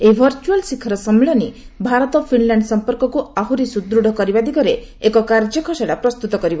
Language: Odia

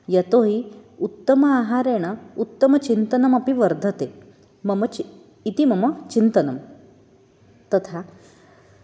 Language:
Sanskrit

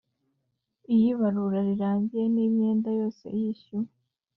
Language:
Kinyarwanda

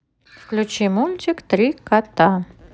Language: Russian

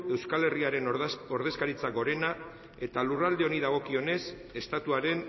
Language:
Basque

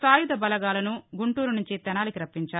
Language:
Telugu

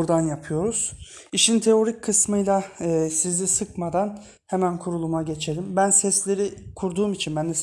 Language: Turkish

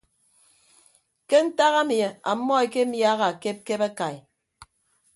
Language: Ibibio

